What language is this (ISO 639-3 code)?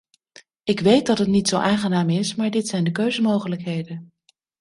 nld